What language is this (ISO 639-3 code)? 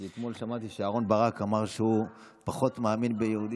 heb